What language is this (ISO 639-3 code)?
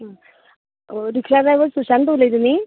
kok